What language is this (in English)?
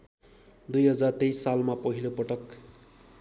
Nepali